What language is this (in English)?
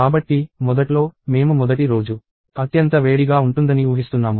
Telugu